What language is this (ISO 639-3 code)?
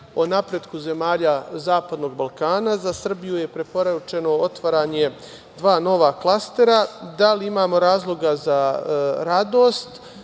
srp